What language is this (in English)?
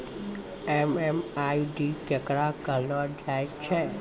Maithili